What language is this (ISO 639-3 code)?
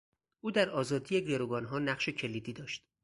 fas